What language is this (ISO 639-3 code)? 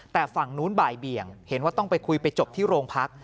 tha